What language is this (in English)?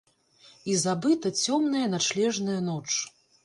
Belarusian